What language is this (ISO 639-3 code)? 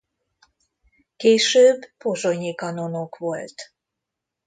hun